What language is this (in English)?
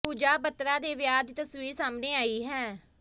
Punjabi